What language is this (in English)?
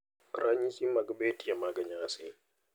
Luo (Kenya and Tanzania)